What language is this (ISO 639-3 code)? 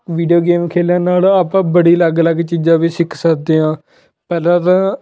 pan